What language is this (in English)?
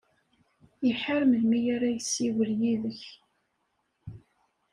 Kabyle